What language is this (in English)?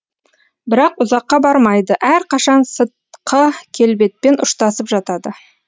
Kazakh